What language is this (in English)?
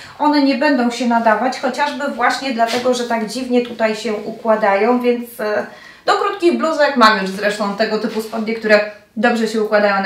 Polish